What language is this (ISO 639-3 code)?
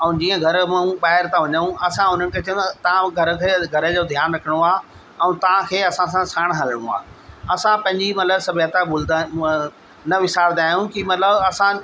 snd